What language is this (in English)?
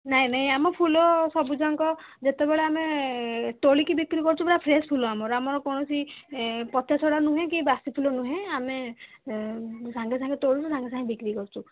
Odia